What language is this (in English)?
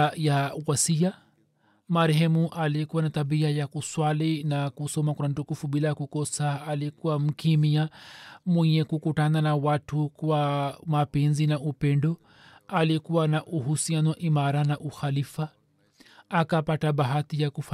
Swahili